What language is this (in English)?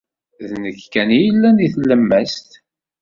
Kabyle